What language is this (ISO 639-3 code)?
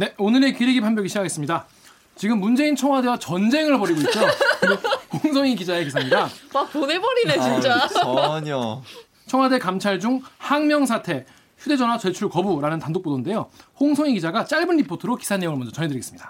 kor